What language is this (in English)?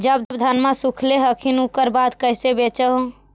Magahi